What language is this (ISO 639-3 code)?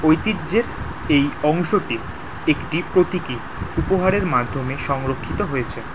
ben